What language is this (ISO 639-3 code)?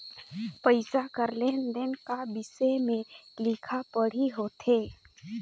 hne